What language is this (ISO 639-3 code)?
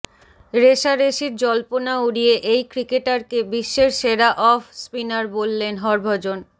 ben